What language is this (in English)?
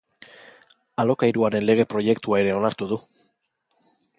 Basque